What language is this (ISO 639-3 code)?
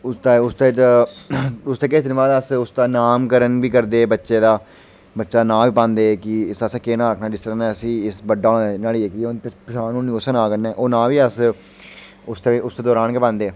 doi